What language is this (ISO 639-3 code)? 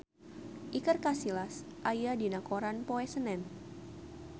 sun